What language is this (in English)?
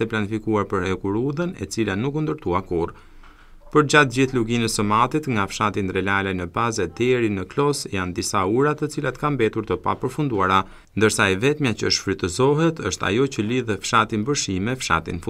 Dutch